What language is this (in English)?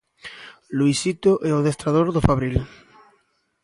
Galician